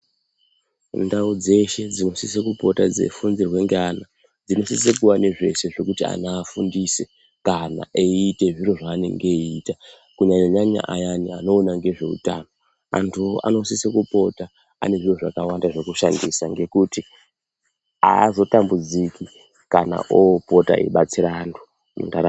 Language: Ndau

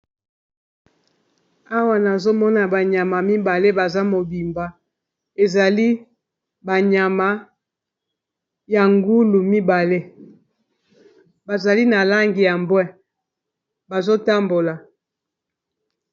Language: Lingala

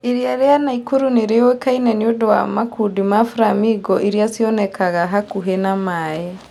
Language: Kikuyu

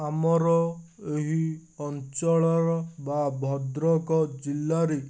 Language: Odia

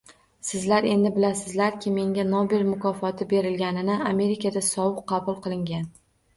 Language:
Uzbek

